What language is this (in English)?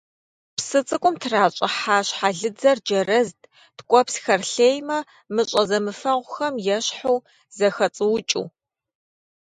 Kabardian